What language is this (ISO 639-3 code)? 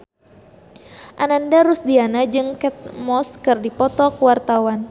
sun